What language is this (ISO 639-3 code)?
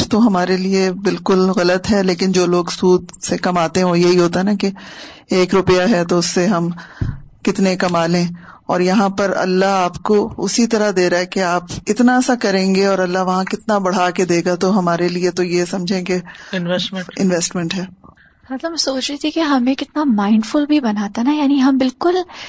urd